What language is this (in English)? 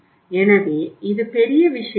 Tamil